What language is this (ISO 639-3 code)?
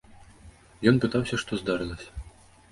bel